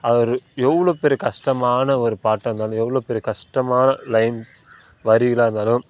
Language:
Tamil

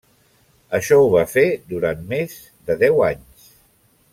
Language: Catalan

